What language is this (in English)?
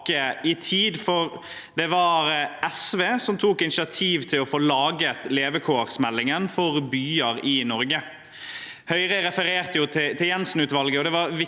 Norwegian